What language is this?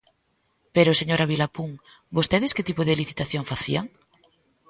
Galician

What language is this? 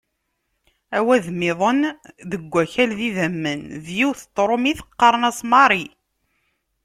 Kabyle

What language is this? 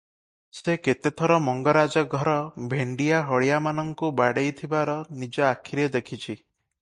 Odia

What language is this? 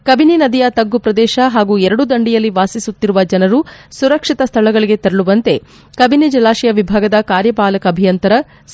Kannada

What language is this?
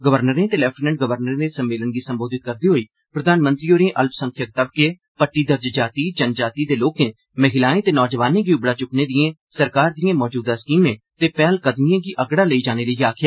Dogri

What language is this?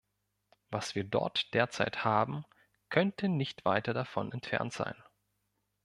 German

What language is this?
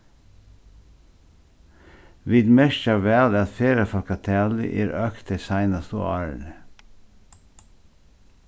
Faroese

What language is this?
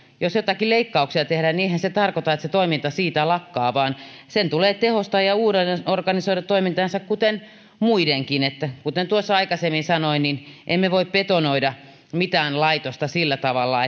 Finnish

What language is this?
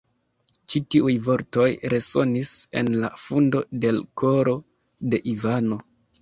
Esperanto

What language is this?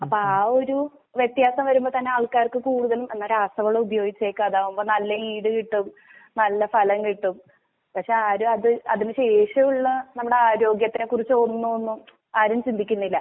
Malayalam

